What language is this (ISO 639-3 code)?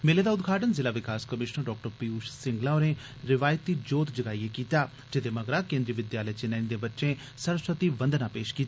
doi